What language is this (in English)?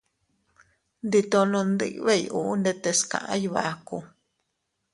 Teutila Cuicatec